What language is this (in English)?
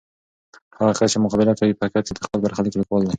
Pashto